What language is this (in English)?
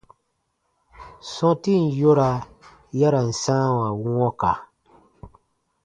Baatonum